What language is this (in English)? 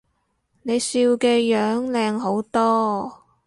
Cantonese